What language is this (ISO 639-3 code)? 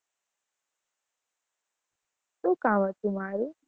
guj